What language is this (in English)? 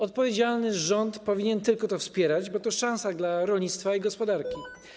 Polish